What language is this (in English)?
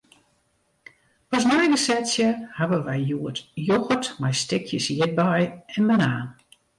Western Frisian